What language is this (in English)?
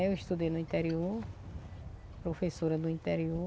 Portuguese